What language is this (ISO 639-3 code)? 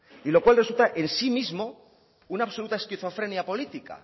spa